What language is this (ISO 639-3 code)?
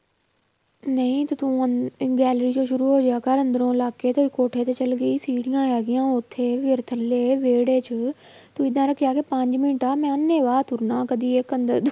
pan